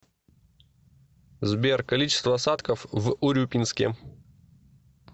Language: Russian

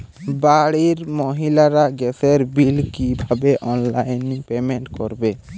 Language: Bangla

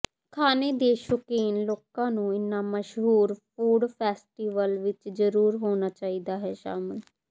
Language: Punjabi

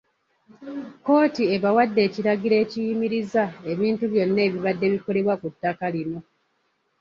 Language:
Ganda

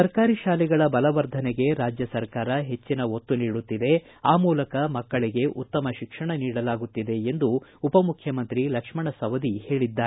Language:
Kannada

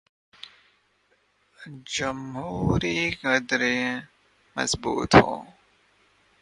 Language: Urdu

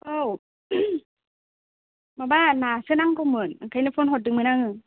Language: Bodo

